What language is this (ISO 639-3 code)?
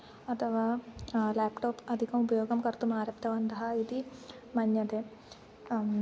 san